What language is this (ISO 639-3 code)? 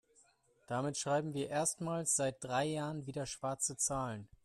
deu